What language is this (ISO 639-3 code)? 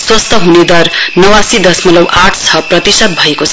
nep